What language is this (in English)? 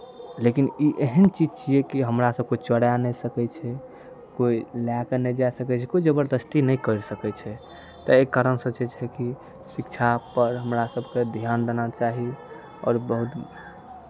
Maithili